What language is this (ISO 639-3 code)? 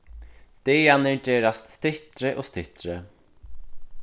fao